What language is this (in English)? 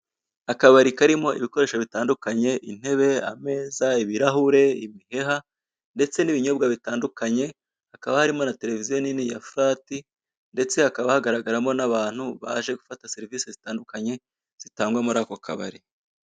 Kinyarwanda